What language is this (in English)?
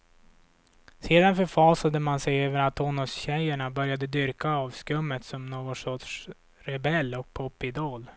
Swedish